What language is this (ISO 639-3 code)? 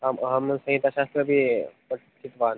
san